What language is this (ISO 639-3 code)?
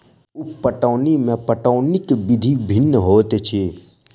mai